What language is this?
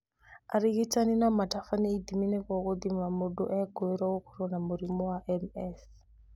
Kikuyu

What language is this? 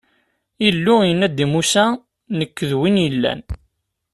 Kabyle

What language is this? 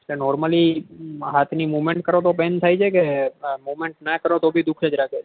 Gujarati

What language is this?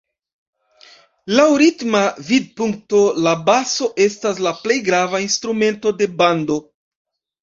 Esperanto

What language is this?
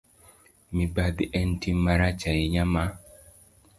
Luo (Kenya and Tanzania)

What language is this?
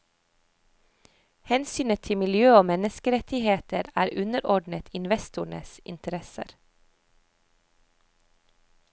Norwegian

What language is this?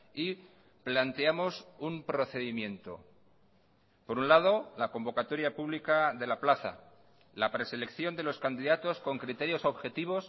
Spanish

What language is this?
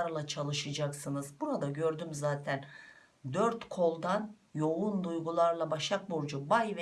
Turkish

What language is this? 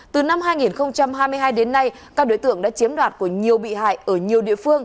Vietnamese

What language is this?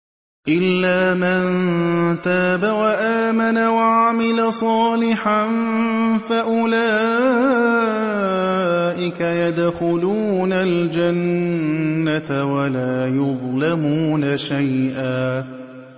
Arabic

